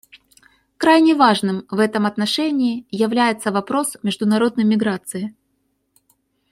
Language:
Russian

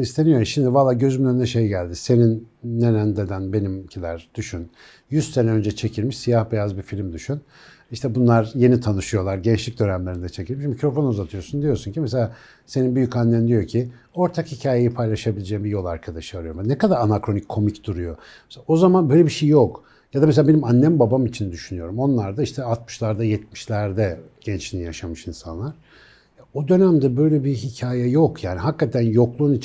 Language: Turkish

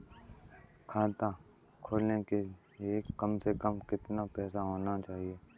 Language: Hindi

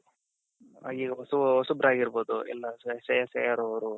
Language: Kannada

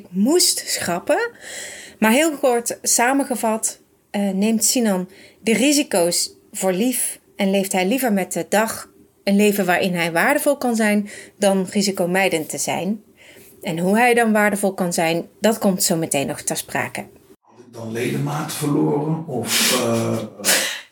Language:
Dutch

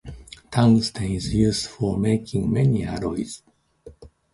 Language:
English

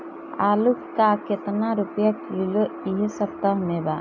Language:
Bhojpuri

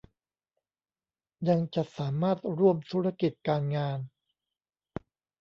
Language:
Thai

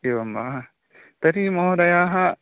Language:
Sanskrit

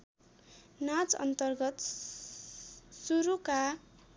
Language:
Nepali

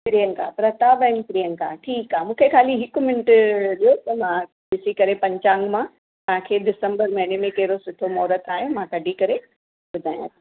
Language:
Sindhi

